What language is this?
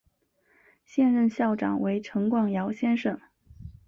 Chinese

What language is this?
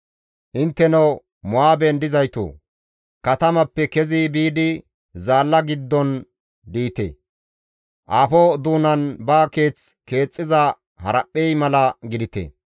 Gamo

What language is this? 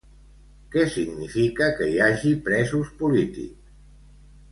Catalan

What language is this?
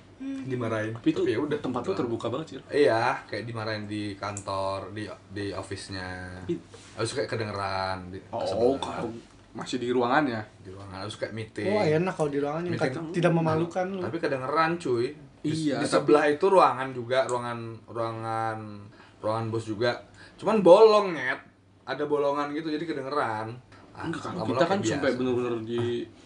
Indonesian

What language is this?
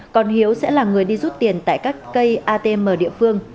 Vietnamese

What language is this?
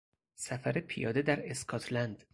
Persian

